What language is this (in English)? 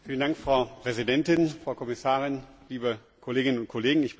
German